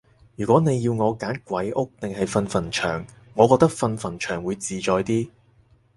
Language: Cantonese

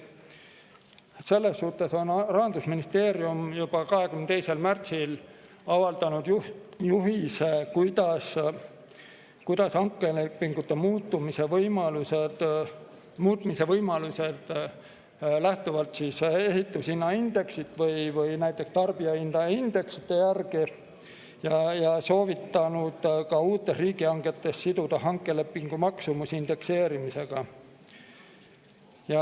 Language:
Estonian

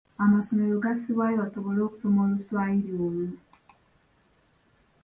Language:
Ganda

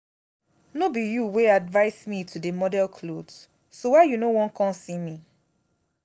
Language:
Nigerian Pidgin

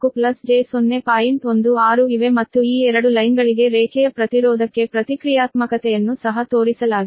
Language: Kannada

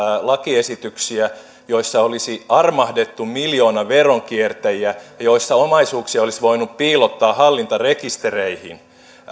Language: Finnish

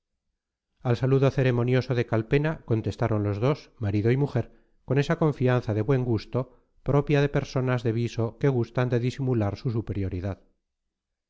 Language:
Spanish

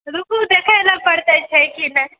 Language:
Maithili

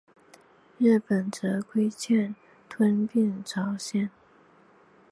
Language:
Chinese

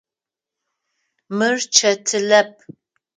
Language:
Adyghe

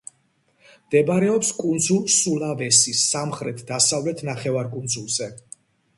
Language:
Georgian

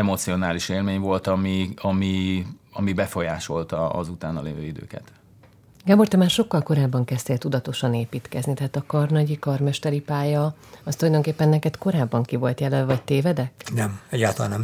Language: Hungarian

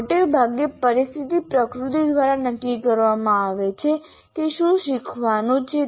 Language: Gujarati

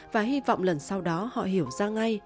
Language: Vietnamese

